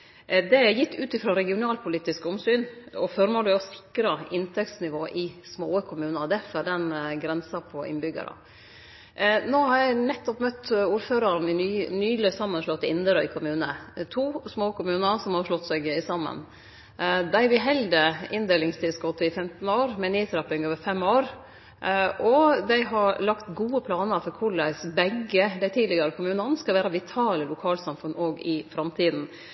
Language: Norwegian Nynorsk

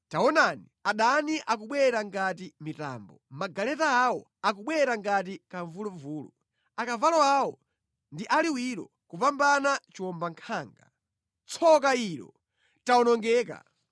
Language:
Nyanja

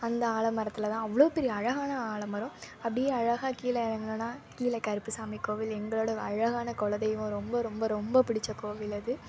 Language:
Tamil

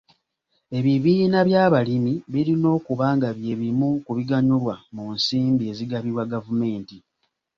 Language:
Ganda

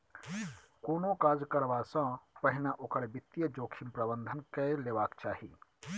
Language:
Maithili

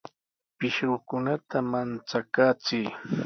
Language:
Sihuas Ancash Quechua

